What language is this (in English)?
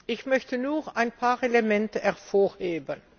German